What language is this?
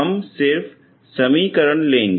Hindi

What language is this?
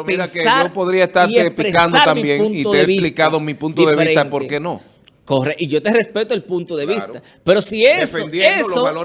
Spanish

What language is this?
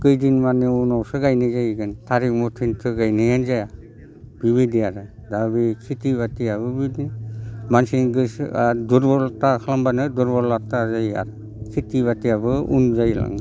Bodo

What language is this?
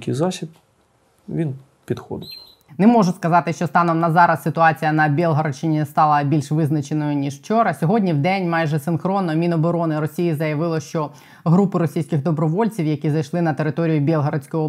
Ukrainian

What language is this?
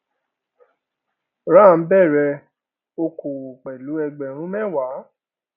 Yoruba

